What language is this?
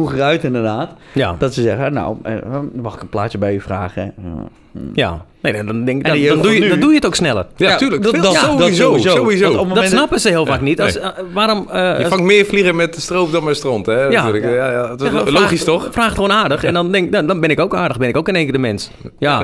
Dutch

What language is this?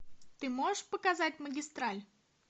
Russian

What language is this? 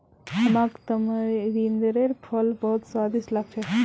Magahi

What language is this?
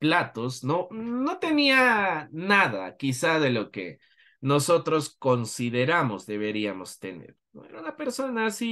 Spanish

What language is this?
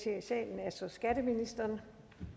Danish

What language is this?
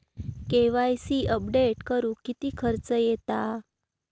Marathi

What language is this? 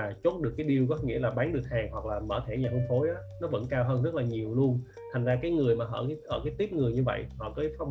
Vietnamese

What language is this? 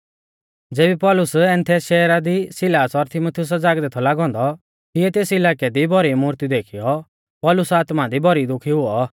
Mahasu Pahari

